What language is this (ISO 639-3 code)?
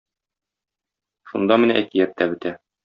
tat